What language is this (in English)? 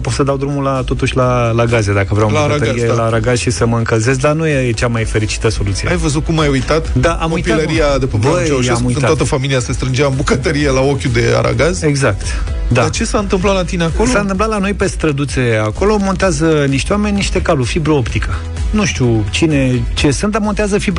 Romanian